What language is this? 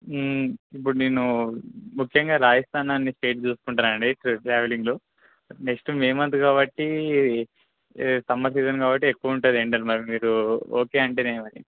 Telugu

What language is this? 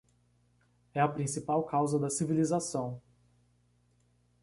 Portuguese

